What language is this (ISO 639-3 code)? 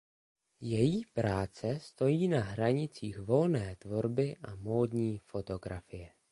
ces